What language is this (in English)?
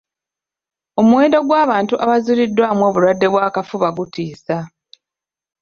Ganda